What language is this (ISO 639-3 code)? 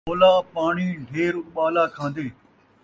skr